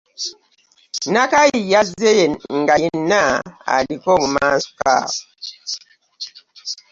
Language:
Ganda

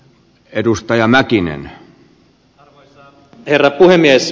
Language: Finnish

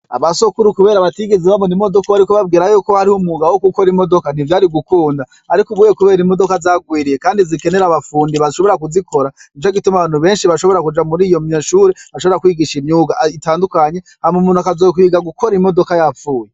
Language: Rundi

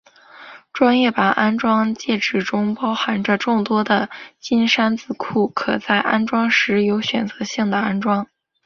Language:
Chinese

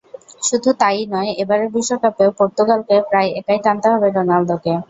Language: Bangla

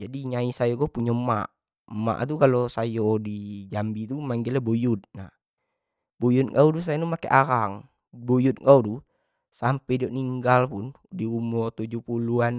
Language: Jambi Malay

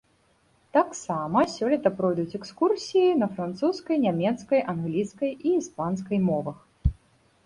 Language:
Belarusian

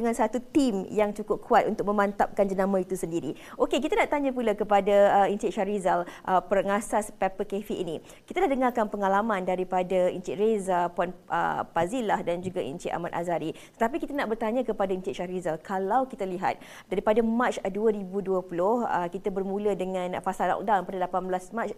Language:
Malay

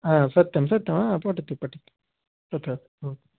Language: Sanskrit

